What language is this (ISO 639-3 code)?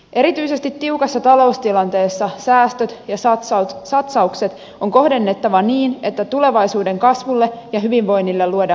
fin